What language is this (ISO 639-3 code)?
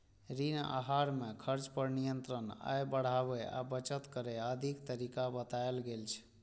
mai